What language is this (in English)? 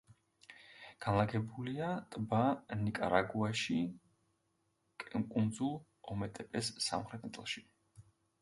Georgian